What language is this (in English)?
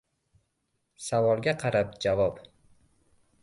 Uzbek